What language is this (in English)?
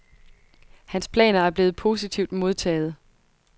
Danish